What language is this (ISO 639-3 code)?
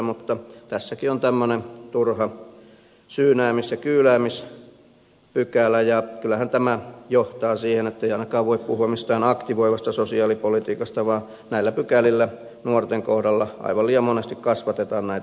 fin